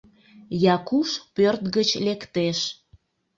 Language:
Mari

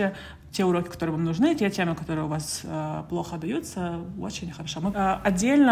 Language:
Russian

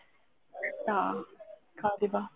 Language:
Odia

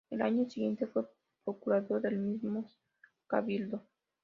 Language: Spanish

